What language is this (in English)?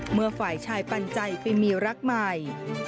Thai